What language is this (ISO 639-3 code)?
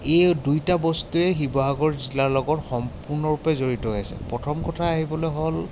asm